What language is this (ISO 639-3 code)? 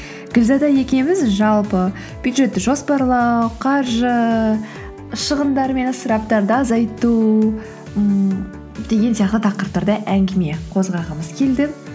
kaz